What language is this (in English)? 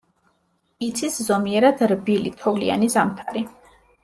Georgian